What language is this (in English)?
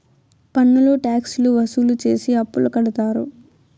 Telugu